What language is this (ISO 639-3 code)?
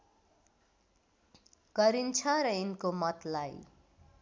nep